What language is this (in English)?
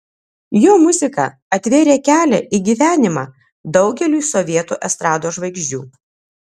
Lithuanian